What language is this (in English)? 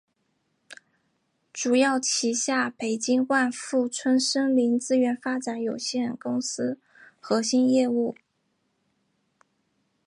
Chinese